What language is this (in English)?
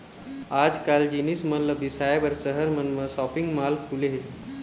Chhattisgarhi